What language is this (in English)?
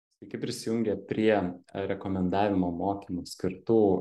Lithuanian